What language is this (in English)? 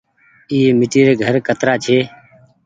Goaria